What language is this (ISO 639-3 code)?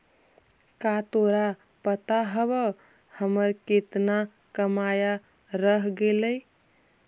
mag